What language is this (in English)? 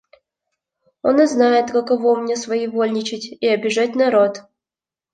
Russian